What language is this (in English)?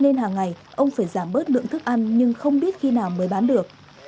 Vietnamese